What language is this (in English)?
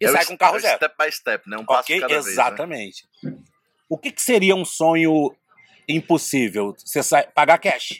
Portuguese